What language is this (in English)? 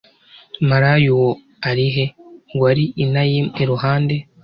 Kinyarwanda